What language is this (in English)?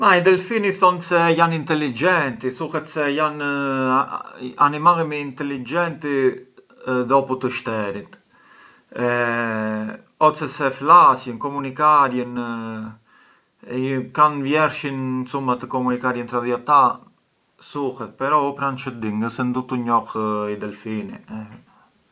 Arbëreshë Albanian